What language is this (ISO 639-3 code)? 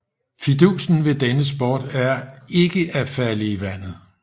dan